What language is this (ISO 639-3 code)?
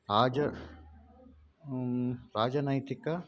san